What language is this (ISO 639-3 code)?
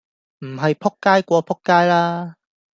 yue